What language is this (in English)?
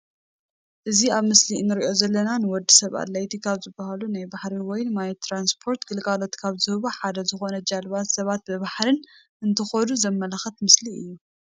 Tigrinya